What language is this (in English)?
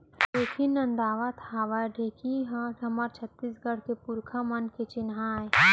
Chhattisgarhi